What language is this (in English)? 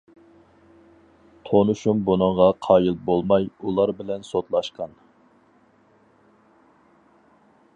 Uyghur